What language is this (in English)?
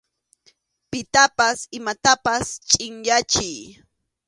Arequipa-La Unión Quechua